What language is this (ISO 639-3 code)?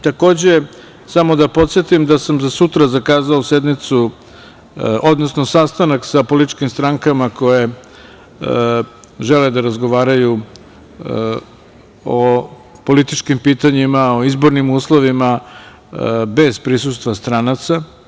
srp